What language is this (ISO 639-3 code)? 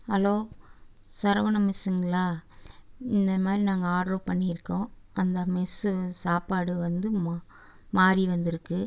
tam